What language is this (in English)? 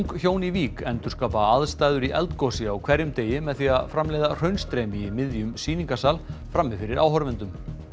Icelandic